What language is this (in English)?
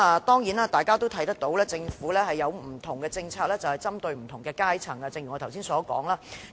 Cantonese